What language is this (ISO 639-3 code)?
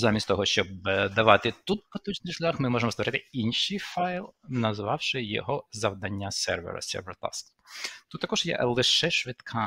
ukr